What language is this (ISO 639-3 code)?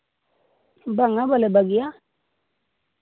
sat